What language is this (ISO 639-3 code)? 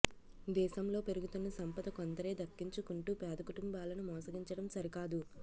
tel